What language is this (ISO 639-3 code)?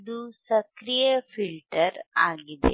kan